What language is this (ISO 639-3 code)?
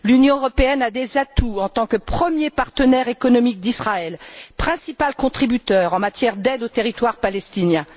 fra